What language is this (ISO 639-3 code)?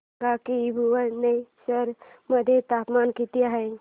mar